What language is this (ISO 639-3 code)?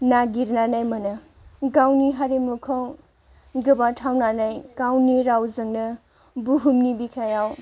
brx